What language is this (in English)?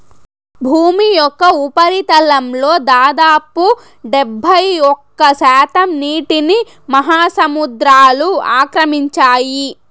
Telugu